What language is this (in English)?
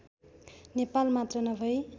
Nepali